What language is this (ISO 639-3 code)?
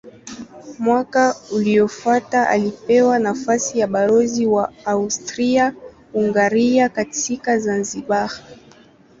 swa